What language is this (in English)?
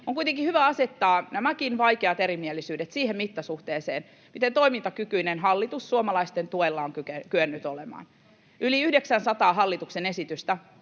Finnish